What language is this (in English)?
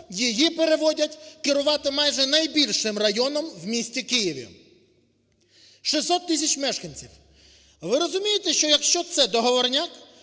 Ukrainian